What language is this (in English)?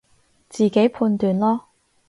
Cantonese